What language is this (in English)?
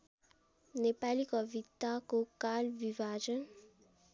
Nepali